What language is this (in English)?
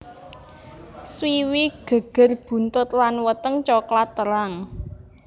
Javanese